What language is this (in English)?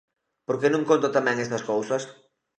Galician